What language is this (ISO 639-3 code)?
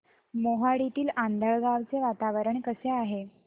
mar